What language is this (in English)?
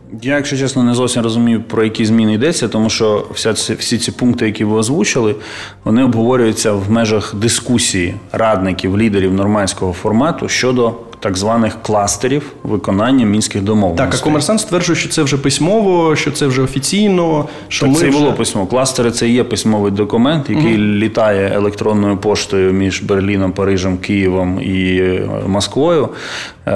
Ukrainian